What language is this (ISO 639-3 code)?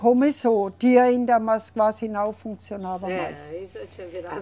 por